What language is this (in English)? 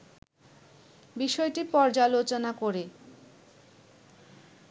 Bangla